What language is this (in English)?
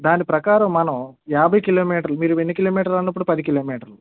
Telugu